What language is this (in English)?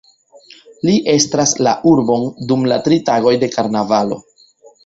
Esperanto